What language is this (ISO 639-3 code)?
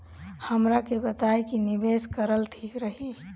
bho